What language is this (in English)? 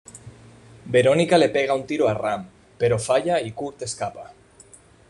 Spanish